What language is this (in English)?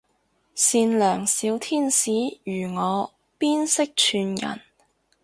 Cantonese